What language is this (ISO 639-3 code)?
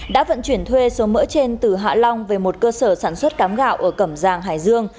vie